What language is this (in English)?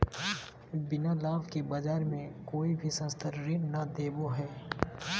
Magahi